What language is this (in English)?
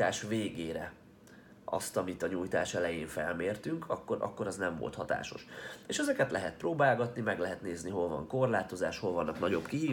Hungarian